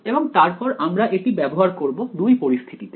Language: Bangla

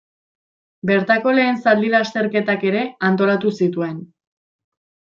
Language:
Basque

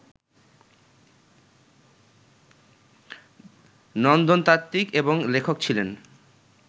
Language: Bangla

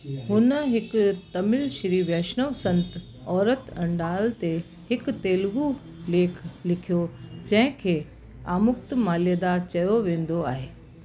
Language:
Sindhi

